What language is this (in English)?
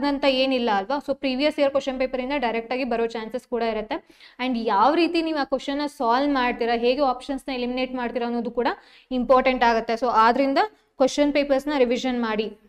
Kannada